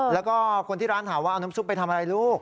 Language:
Thai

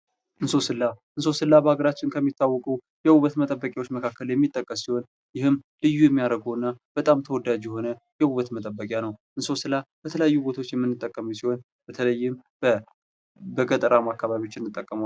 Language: Amharic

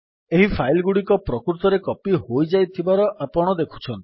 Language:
Odia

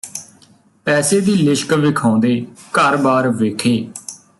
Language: Punjabi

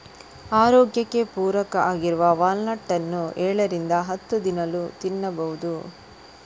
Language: Kannada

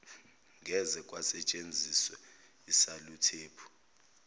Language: Zulu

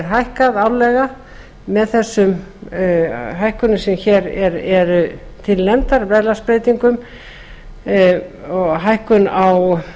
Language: Icelandic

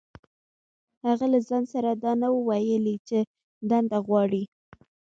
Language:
Pashto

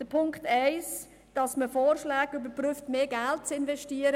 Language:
Swiss German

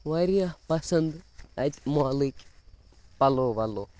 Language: Kashmiri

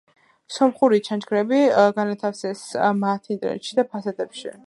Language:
Georgian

